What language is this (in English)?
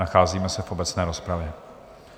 Czech